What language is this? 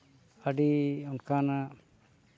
Santali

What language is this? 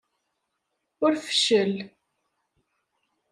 Kabyle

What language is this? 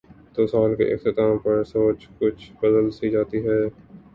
Urdu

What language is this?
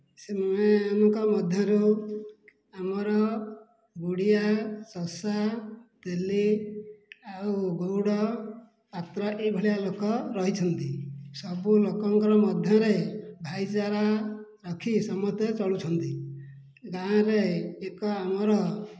Odia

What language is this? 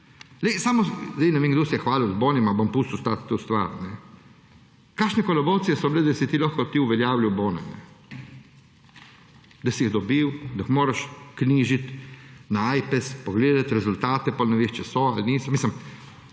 Slovenian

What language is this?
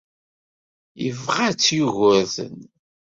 Kabyle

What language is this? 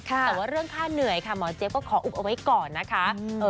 Thai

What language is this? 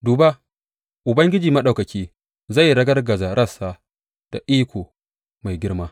Hausa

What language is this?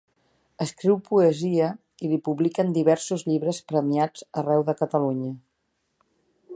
Catalan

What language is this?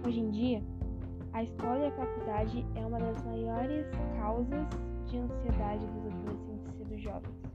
Portuguese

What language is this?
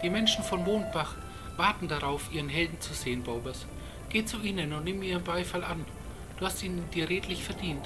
German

